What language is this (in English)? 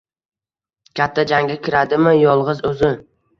Uzbek